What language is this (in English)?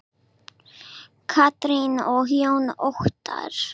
Icelandic